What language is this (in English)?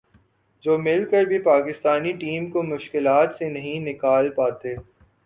Urdu